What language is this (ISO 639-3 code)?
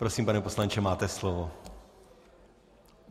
ces